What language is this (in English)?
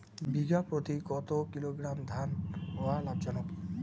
Bangla